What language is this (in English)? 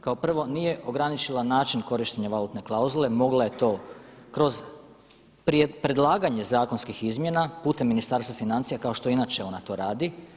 Croatian